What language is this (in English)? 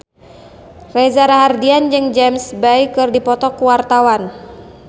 Sundanese